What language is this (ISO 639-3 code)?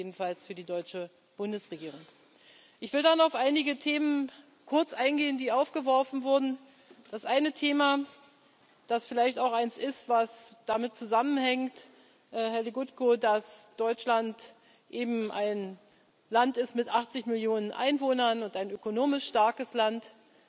deu